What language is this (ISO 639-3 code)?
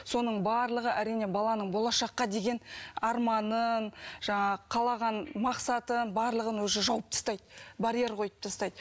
kaz